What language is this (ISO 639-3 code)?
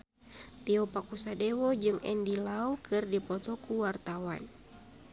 sun